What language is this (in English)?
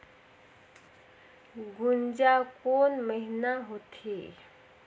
Chhattisgarhi